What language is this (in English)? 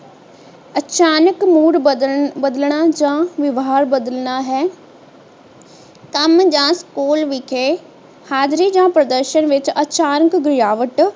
Punjabi